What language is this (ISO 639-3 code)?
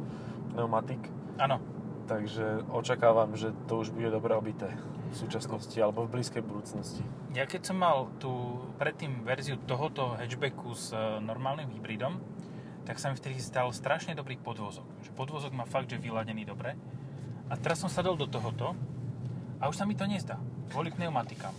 slk